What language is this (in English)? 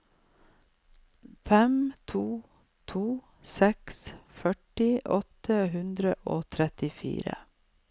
Norwegian